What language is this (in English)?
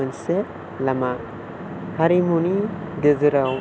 Bodo